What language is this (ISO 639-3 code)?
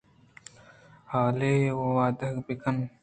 bgp